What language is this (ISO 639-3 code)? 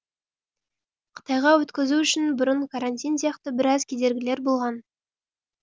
kaz